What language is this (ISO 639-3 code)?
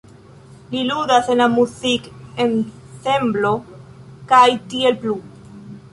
epo